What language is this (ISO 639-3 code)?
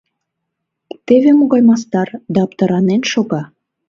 chm